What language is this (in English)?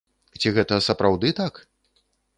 Belarusian